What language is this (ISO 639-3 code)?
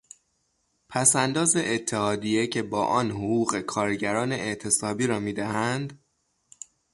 fas